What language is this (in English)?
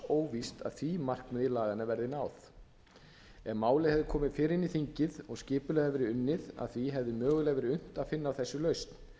Icelandic